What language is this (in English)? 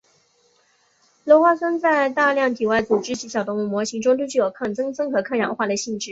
Chinese